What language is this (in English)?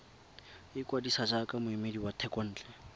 Tswana